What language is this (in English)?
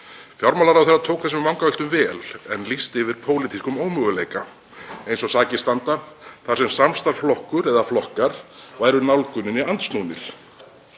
Icelandic